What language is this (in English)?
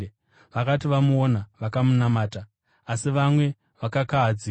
Shona